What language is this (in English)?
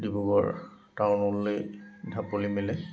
Assamese